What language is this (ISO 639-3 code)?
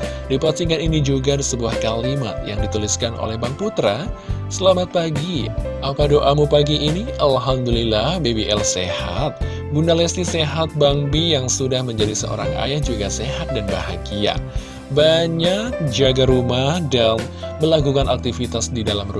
ind